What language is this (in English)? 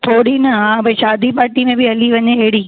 Sindhi